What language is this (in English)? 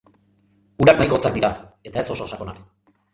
Basque